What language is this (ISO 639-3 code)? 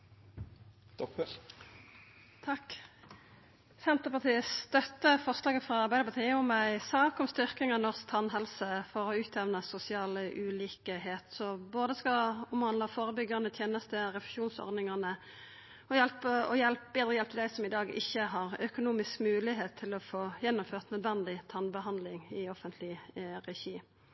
nor